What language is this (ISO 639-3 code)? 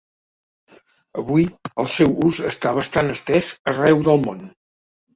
cat